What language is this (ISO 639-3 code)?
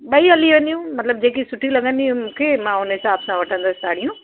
snd